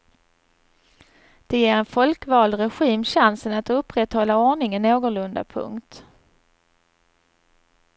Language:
Swedish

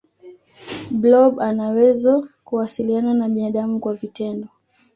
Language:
Swahili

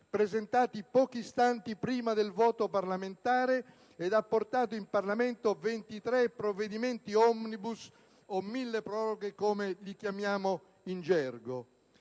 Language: Italian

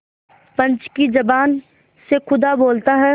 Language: Hindi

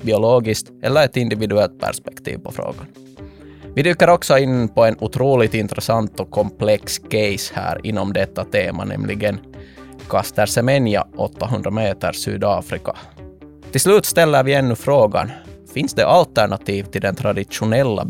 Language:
Swedish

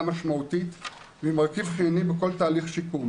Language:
Hebrew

